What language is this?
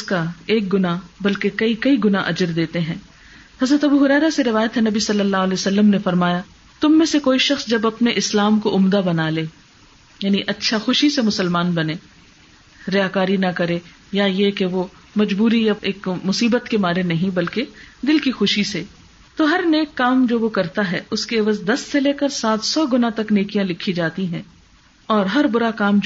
Urdu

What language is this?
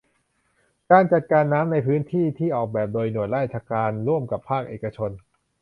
Thai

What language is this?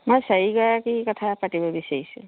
Assamese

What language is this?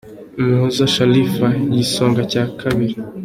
Kinyarwanda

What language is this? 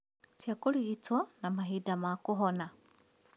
Kikuyu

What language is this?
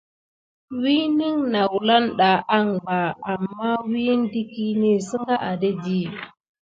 Gidar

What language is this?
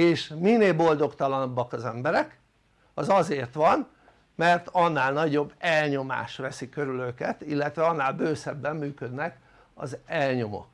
Hungarian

